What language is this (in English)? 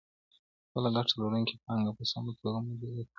Pashto